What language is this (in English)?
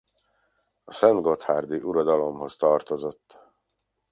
Hungarian